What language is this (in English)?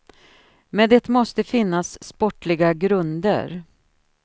Swedish